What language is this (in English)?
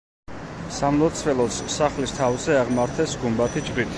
Georgian